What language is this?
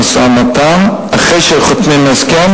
Hebrew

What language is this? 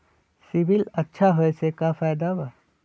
Magahi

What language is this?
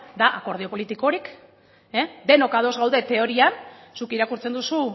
Basque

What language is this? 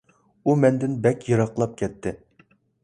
Uyghur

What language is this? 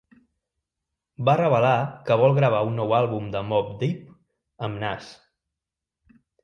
Catalan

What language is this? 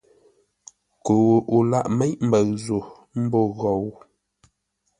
Ngombale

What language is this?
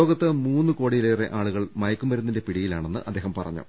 Malayalam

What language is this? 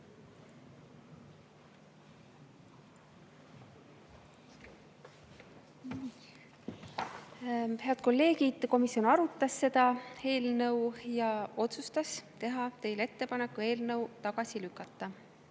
Estonian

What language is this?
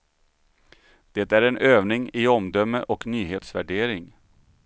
Swedish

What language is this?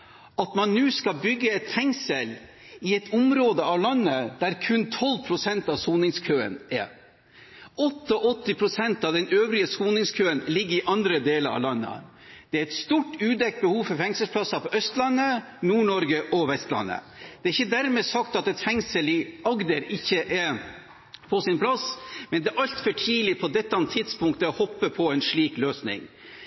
Norwegian Bokmål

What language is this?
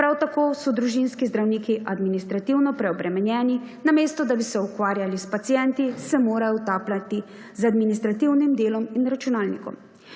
Slovenian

